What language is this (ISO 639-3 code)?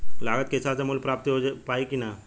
bho